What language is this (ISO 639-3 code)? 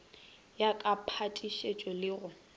nso